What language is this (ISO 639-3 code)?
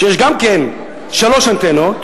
heb